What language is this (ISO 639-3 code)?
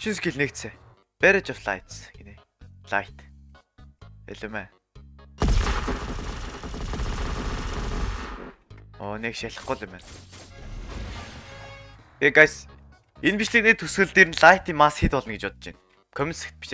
tur